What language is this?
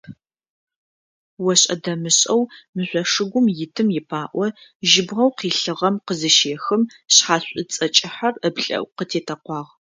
Adyghe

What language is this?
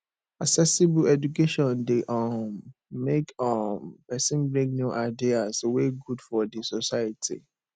Nigerian Pidgin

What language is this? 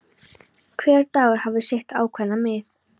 Icelandic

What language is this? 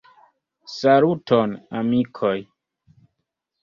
Esperanto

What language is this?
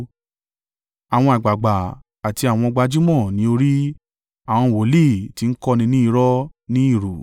Yoruba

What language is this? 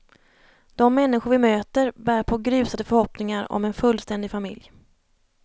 Swedish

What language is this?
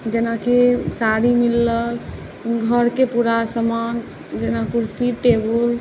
Maithili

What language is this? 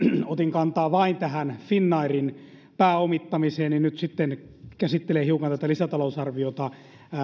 Finnish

